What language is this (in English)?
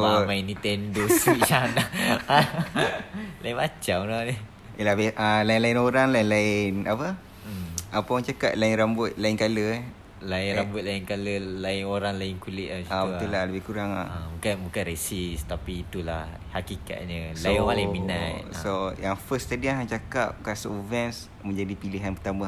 Malay